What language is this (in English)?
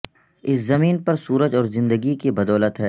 Urdu